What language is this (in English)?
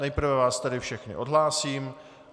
Czech